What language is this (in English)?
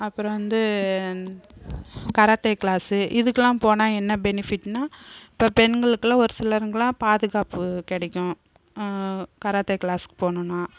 Tamil